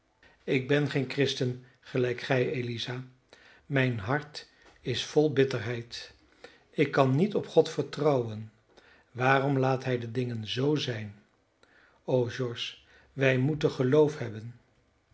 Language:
Dutch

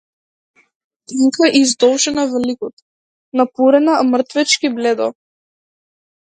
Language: Macedonian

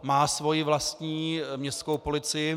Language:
Czech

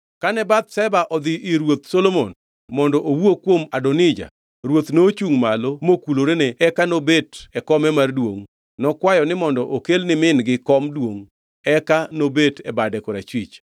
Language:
Luo (Kenya and Tanzania)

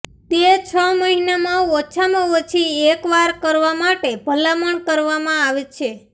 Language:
Gujarati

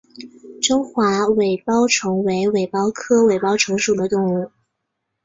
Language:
Chinese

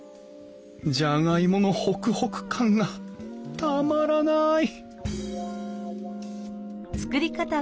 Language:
Japanese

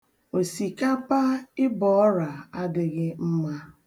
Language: Igbo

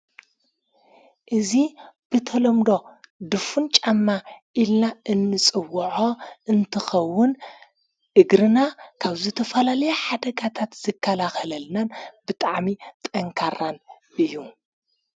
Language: Tigrinya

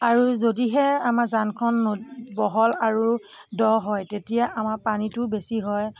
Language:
Assamese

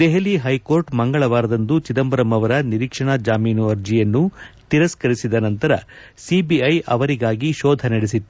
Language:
Kannada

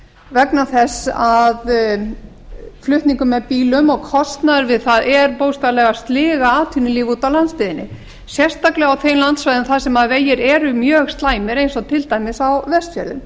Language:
Icelandic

